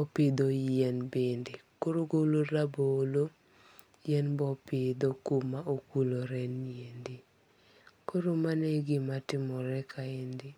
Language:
Luo (Kenya and Tanzania)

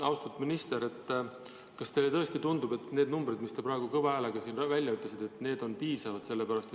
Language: Estonian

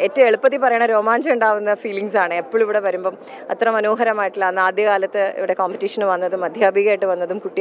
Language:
Malayalam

